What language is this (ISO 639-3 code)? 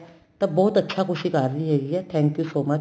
pan